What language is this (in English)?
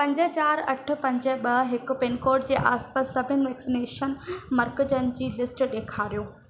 Sindhi